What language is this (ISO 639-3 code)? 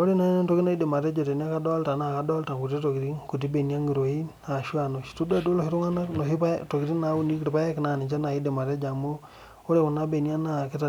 mas